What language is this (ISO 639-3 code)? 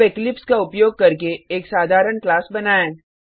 hin